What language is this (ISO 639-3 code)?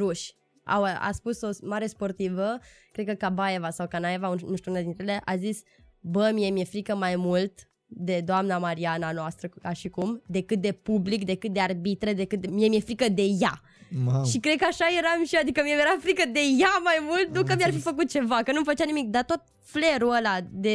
ron